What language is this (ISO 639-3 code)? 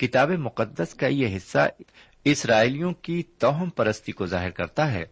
urd